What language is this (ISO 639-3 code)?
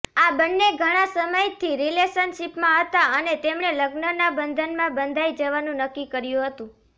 guj